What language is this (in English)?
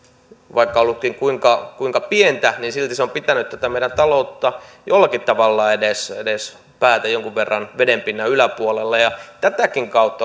Finnish